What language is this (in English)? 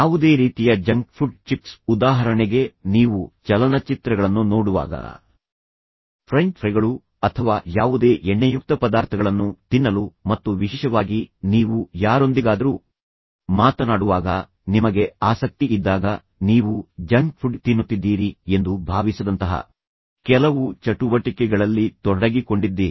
Kannada